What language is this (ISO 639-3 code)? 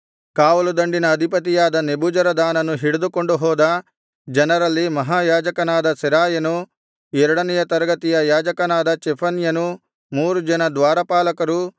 kan